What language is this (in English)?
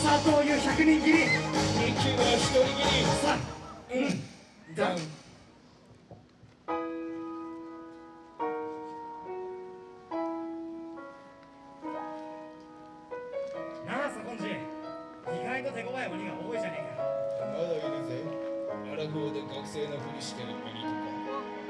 Japanese